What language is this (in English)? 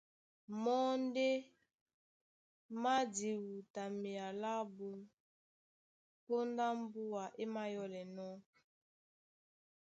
Duala